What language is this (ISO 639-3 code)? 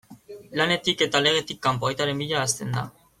eus